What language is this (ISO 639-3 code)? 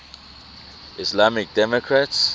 eng